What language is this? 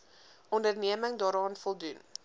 Afrikaans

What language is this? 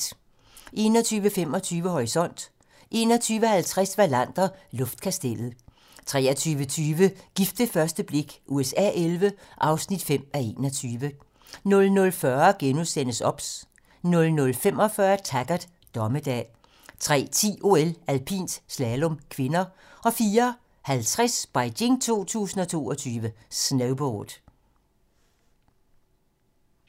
Danish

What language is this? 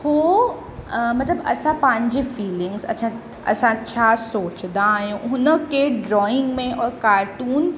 Sindhi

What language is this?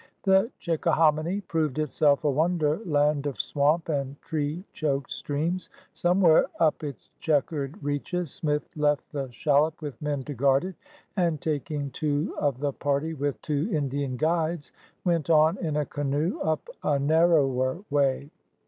English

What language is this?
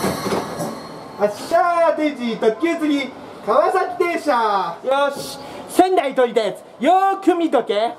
Japanese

